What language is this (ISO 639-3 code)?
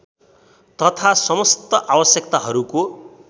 nep